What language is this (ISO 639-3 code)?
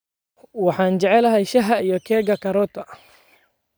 som